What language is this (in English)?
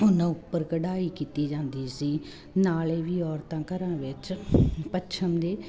Punjabi